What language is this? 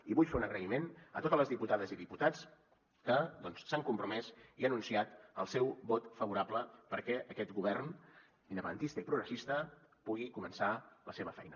Catalan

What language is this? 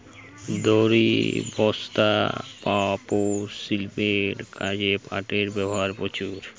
Bangla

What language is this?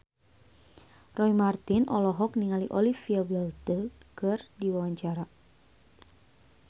Sundanese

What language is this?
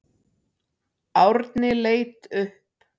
Icelandic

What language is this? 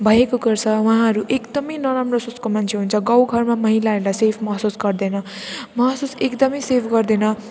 Nepali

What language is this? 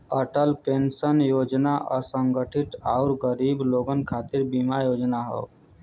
Bhojpuri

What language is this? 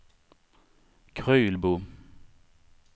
Swedish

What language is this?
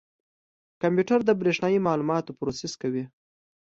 Pashto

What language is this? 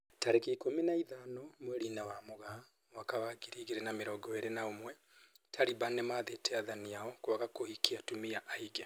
Kikuyu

